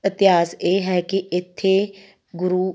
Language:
Punjabi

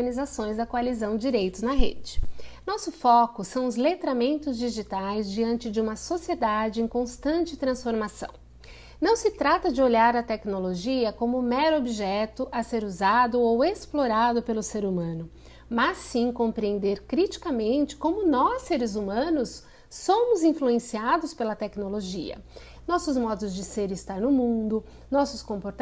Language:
Portuguese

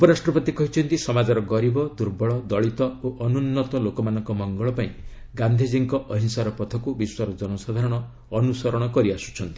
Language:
Odia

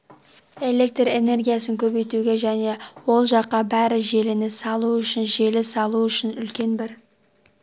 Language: Kazakh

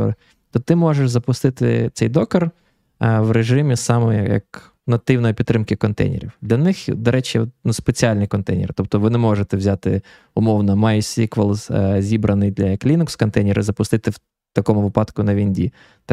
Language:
Ukrainian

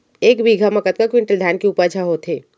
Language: Chhattisgarhi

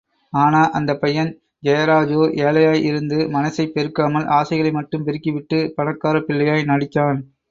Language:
Tamil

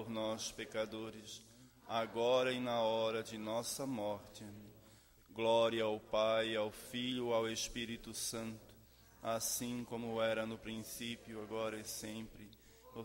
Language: Portuguese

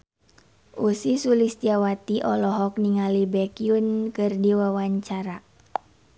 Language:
Sundanese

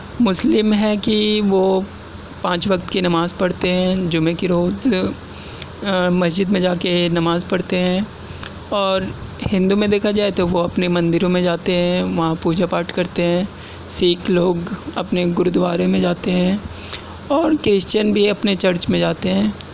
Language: Urdu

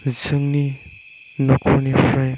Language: Bodo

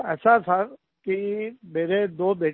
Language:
Hindi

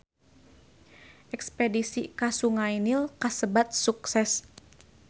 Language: Sundanese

